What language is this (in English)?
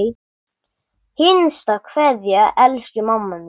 Icelandic